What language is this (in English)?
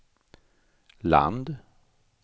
Swedish